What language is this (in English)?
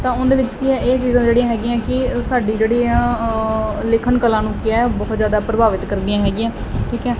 Punjabi